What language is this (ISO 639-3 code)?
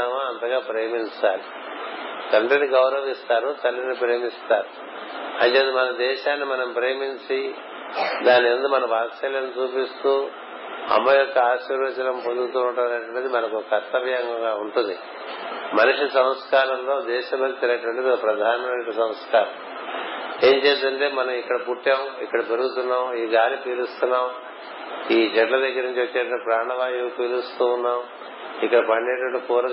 tel